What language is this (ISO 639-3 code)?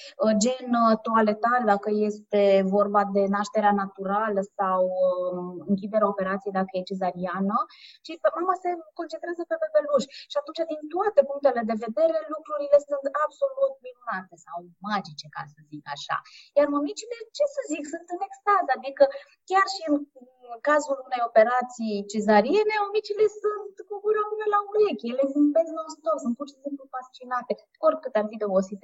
ron